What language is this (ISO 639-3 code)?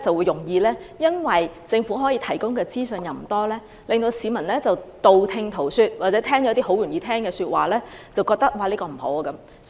yue